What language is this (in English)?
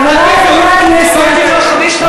Hebrew